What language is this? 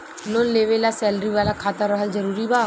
Bhojpuri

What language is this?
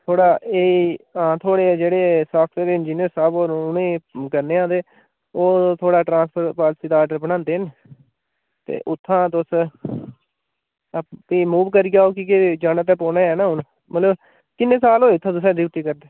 Dogri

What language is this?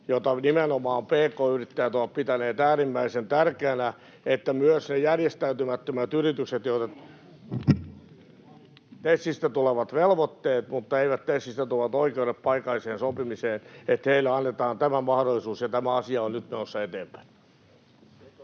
Finnish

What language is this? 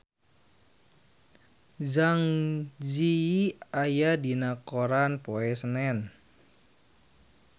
Sundanese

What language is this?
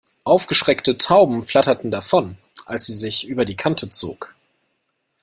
German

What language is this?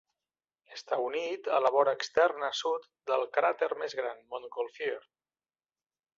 Catalan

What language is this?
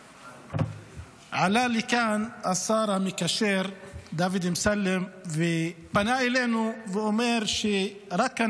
Hebrew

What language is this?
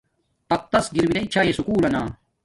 Domaaki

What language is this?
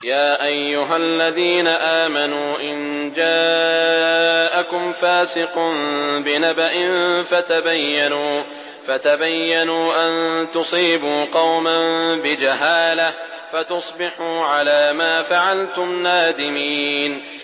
Arabic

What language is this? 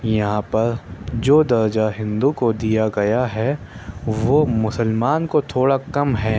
Urdu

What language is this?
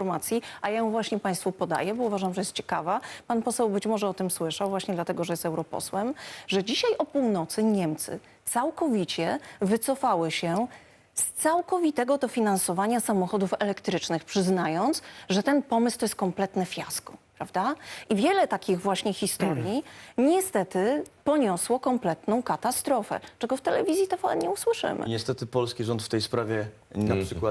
Polish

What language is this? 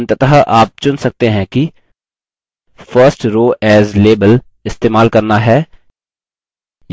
Hindi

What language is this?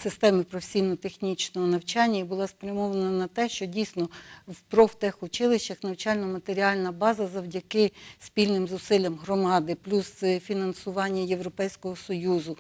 Ukrainian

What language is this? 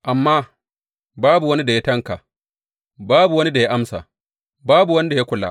Hausa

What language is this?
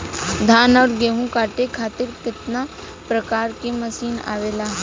Bhojpuri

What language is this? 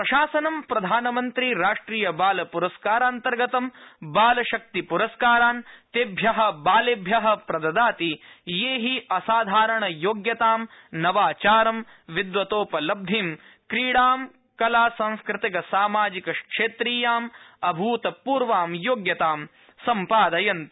Sanskrit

